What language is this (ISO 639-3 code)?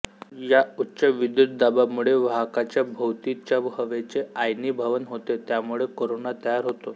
mar